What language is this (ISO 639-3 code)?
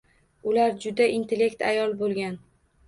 uzb